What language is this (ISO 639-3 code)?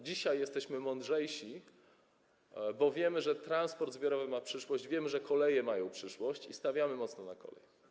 pol